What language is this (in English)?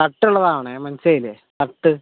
Malayalam